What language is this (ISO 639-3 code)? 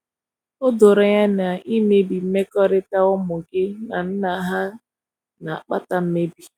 ibo